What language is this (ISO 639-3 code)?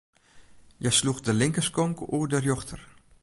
fry